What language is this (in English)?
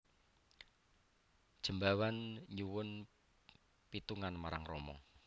Javanese